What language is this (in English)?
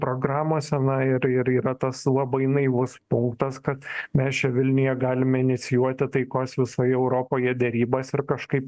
Lithuanian